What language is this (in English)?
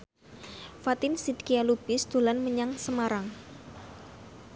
Javanese